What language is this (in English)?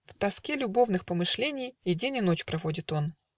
Russian